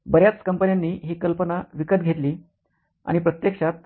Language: Marathi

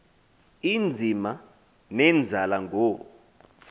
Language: Xhosa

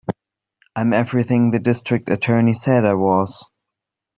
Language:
English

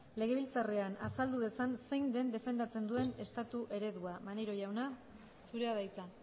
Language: Basque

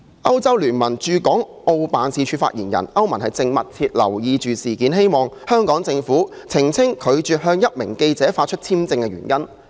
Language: Cantonese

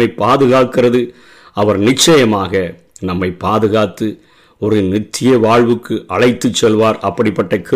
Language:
Tamil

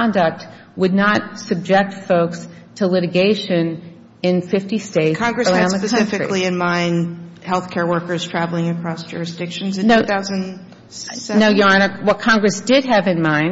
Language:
English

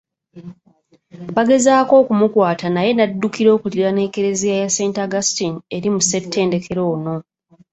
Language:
Ganda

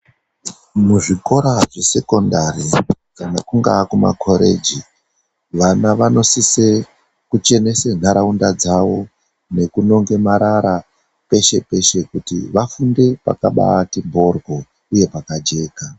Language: Ndau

